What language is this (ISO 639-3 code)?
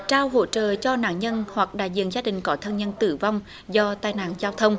vie